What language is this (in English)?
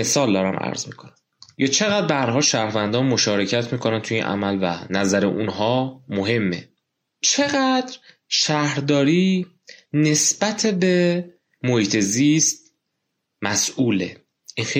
Persian